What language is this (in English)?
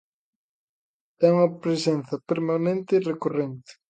Galician